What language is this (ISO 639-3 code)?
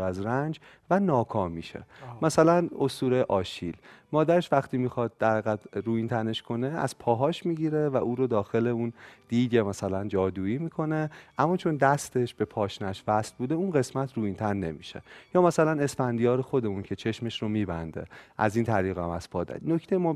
fas